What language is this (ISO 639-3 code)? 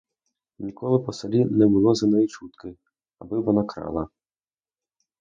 ukr